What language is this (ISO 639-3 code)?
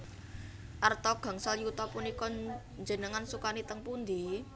jav